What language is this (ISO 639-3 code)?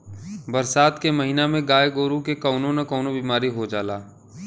bho